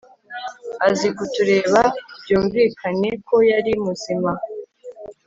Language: Kinyarwanda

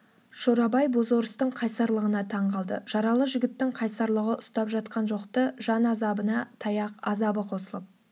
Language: Kazakh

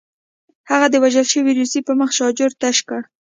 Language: Pashto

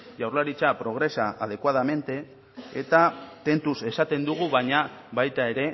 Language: Basque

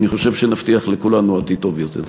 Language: Hebrew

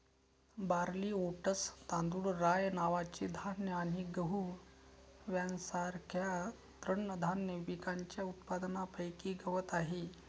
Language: Marathi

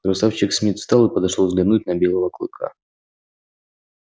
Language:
Russian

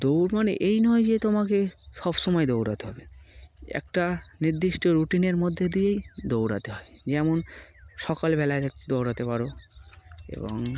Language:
Bangla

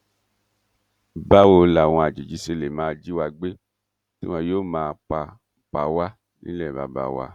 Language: Yoruba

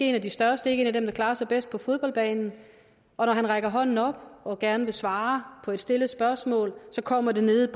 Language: Danish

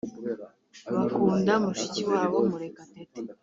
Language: Kinyarwanda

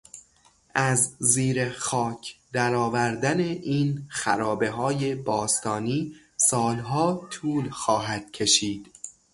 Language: Persian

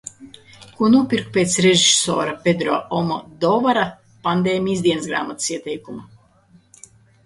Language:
Latvian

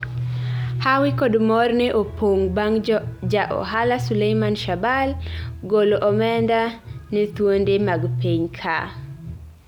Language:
Luo (Kenya and Tanzania)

